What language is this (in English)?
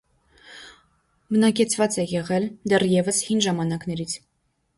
Armenian